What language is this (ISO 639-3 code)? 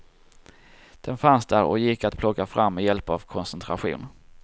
swe